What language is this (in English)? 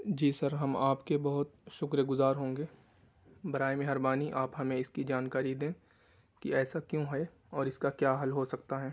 Urdu